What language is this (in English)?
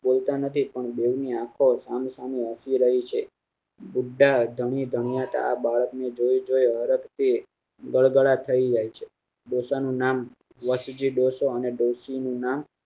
Gujarati